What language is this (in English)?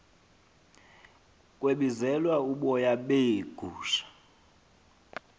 Xhosa